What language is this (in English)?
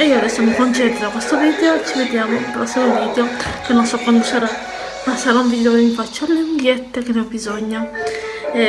Italian